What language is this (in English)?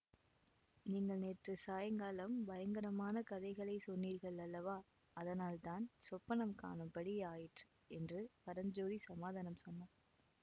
Tamil